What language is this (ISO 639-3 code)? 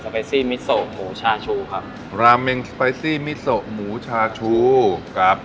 tha